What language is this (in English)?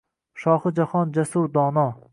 Uzbek